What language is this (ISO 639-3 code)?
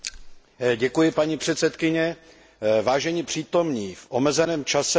ces